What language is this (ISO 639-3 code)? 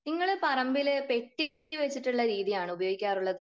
mal